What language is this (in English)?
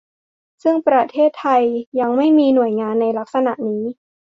Thai